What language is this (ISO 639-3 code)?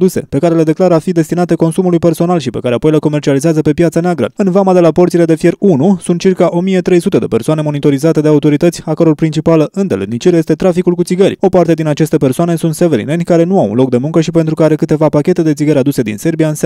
ron